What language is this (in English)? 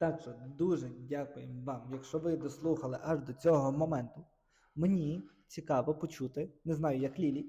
Ukrainian